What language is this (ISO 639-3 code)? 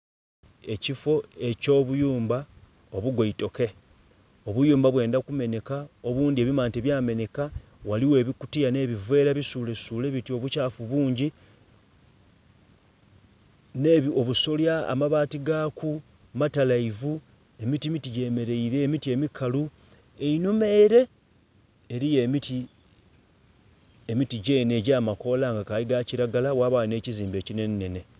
xog